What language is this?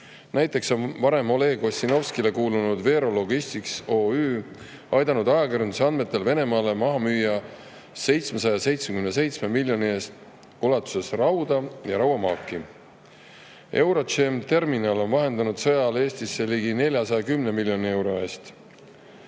Estonian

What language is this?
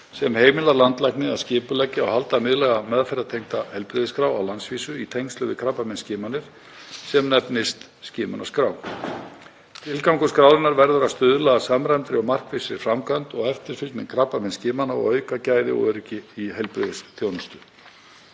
Icelandic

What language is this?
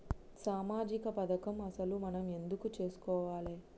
Telugu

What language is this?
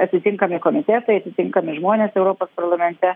Lithuanian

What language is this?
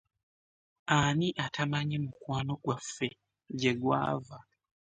Ganda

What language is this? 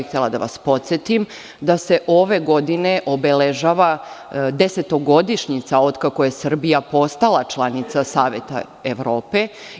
Serbian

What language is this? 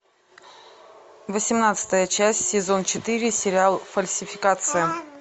Russian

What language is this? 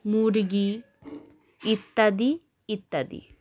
Bangla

